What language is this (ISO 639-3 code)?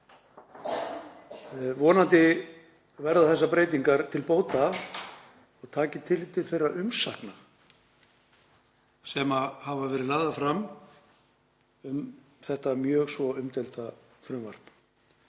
isl